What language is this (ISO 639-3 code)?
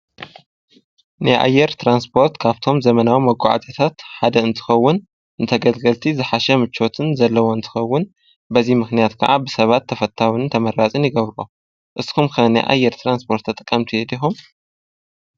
tir